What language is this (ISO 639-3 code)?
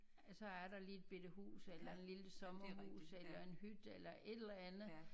dan